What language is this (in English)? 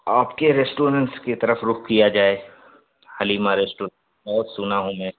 Urdu